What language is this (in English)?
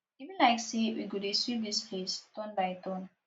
Nigerian Pidgin